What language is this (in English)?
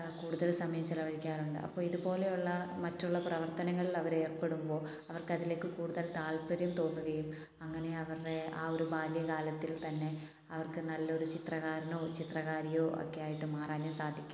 Malayalam